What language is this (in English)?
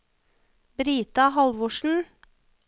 Norwegian